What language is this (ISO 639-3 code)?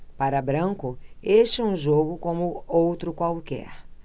por